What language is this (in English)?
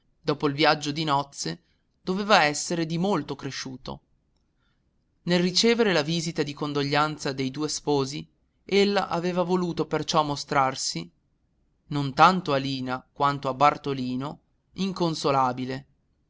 Italian